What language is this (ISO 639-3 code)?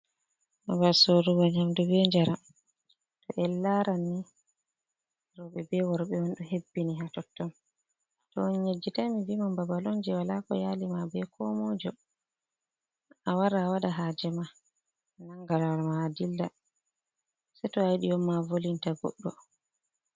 ful